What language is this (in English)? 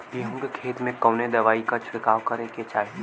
Bhojpuri